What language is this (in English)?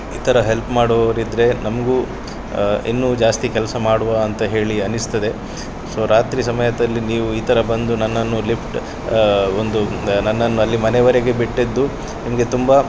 Kannada